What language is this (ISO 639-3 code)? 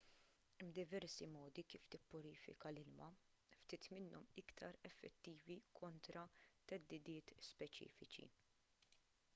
mlt